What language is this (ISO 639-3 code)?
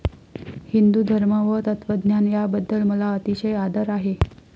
mar